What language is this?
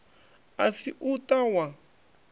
Venda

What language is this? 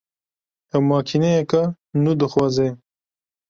Kurdish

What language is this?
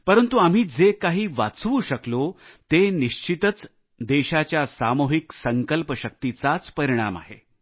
Marathi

